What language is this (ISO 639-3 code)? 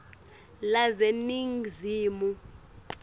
ssw